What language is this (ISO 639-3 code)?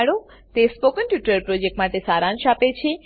guj